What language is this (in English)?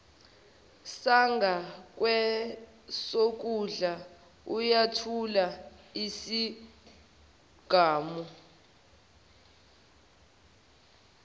Zulu